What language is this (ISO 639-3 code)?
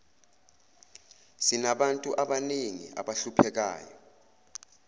zul